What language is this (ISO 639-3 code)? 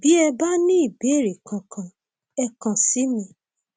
yor